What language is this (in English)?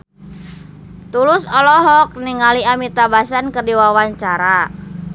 Sundanese